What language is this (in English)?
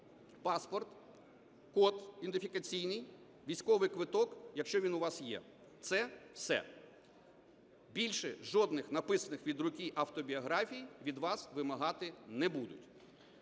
Ukrainian